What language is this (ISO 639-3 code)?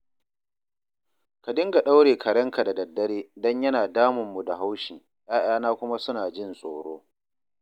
hau